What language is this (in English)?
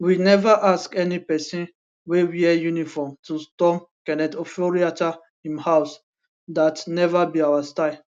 Nigerian Pidgin